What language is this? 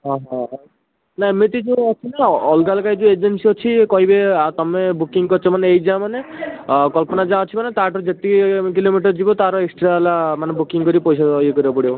Odia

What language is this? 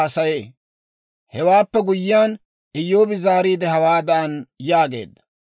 Dawro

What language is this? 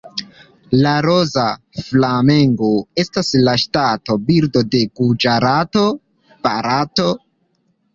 Esperanto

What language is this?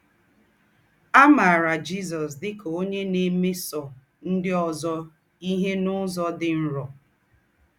Igbo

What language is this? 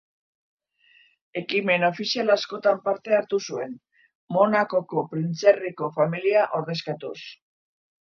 Basque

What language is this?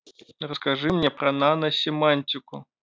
Russian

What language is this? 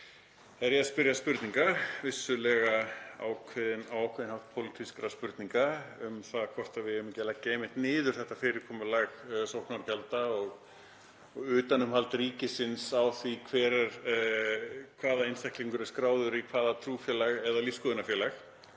Icelandic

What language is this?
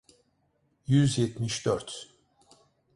Turkish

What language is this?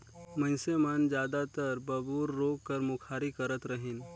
Chhattisgarhi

